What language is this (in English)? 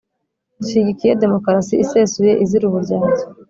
Kinyarwanda